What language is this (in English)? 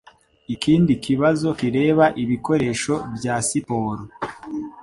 Kinyarwanda